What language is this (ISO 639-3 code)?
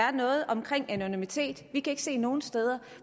dan